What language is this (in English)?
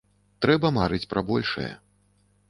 Belarusian